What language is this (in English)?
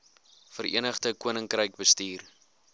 Afrikaans